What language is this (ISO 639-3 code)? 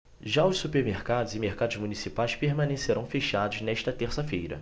por